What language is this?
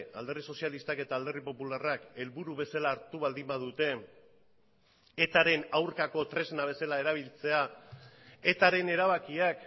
Basque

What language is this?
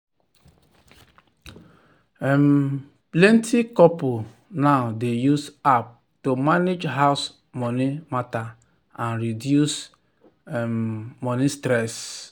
Nigerian Pidgin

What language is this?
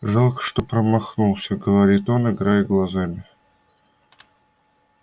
Russian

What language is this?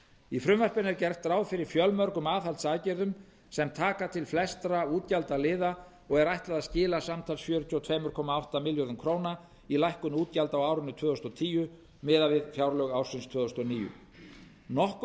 Icelandic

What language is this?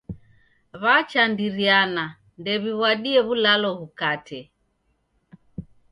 Taita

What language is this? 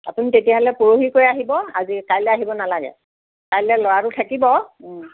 Assamese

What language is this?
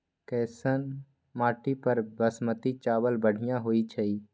Magahi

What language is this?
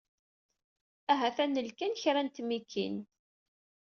Kabyle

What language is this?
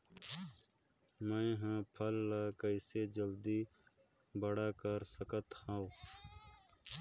Chhattisgarhi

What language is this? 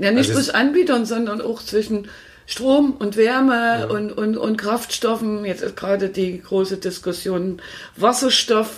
German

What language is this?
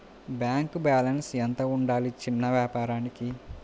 Telugu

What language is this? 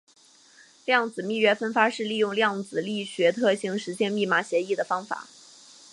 Chinese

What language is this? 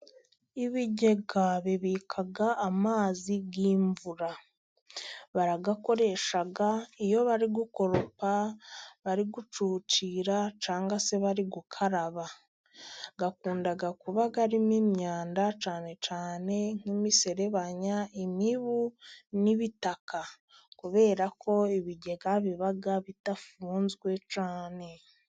Kinyarwanda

